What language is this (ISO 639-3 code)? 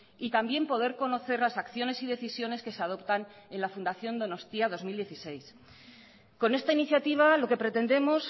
spa